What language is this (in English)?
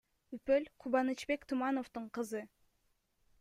Kyrgyz